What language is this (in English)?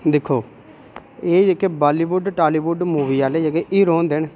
Dogri